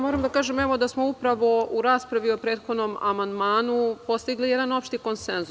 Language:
Serbian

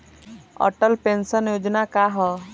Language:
Bhojpuri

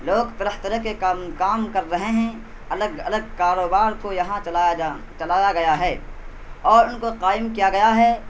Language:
Urdu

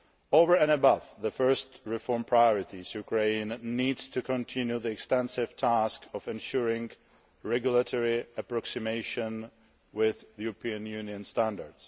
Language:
English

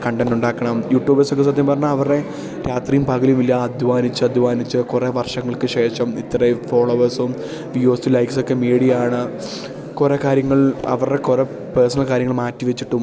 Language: Malayalam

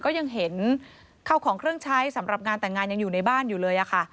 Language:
Thai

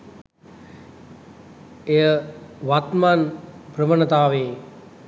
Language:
Sinhala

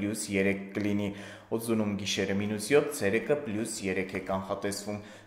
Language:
Romanian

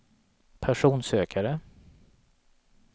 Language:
Swedish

